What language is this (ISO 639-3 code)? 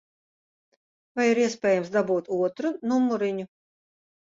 lav